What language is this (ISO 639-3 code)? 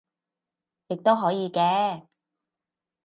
yue